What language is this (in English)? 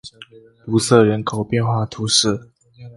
Chinese